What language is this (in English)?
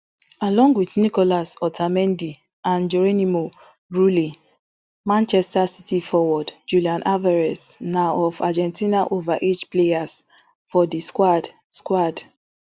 Nigerian Pidgin